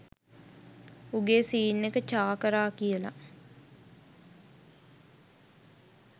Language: Sinhala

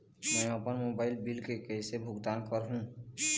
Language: Chhattisgarhi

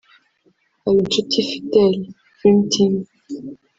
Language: Kinyarwanda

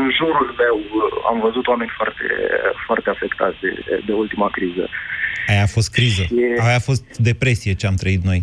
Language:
Romanian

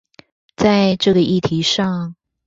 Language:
Chinese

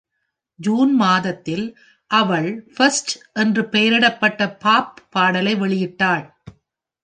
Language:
Tamil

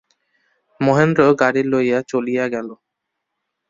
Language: Bangla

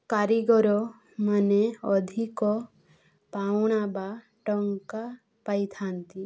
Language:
Odia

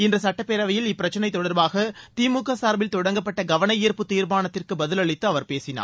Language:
Tamil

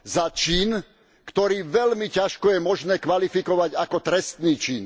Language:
Slovak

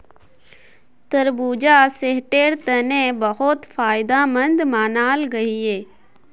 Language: Magahi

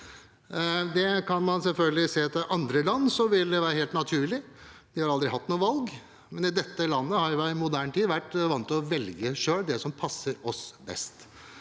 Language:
Norwegian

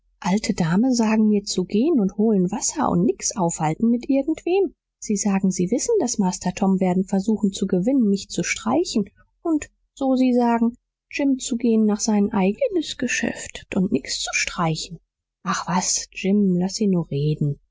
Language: German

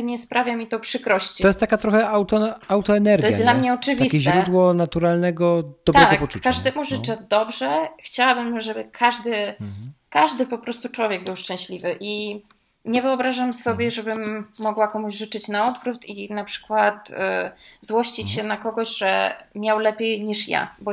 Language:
Polish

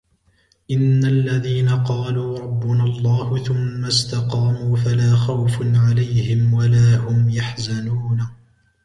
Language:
Arabic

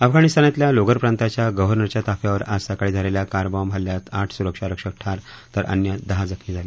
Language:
Marathi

